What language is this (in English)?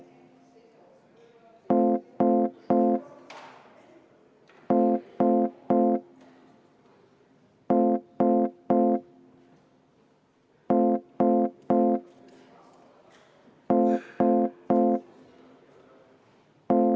Estonian